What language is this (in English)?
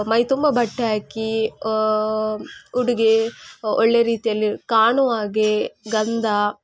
Kannada